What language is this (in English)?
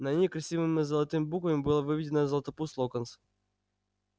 Russian